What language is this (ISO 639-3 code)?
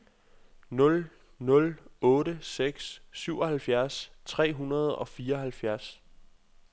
dan